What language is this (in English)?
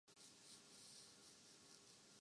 Urdu